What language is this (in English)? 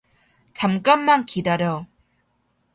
Korean